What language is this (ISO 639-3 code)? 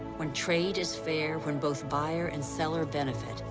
eng